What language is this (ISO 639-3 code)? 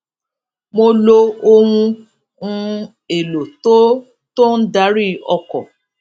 yor